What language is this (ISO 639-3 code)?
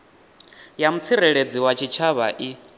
ven